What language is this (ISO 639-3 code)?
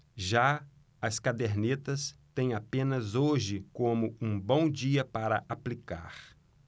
por